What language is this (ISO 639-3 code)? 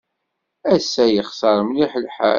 kab